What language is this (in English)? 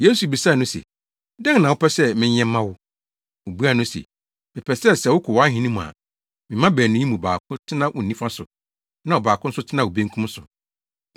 Akan